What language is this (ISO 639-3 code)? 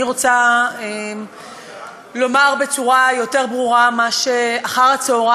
heb